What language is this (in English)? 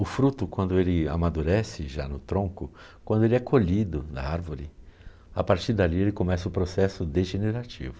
Portuguese